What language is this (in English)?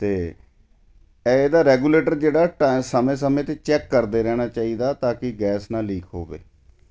Punjabi